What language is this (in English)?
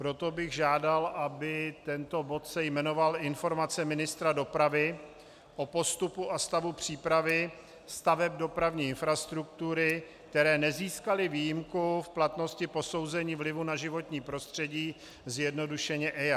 Czech